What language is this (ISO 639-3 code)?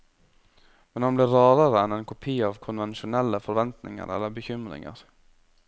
nor